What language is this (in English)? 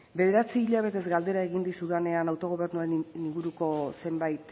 Basque